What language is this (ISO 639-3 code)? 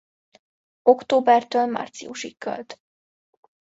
hun